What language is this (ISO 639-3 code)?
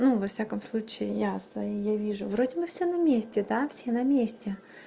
rus